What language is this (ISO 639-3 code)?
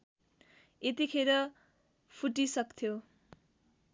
nep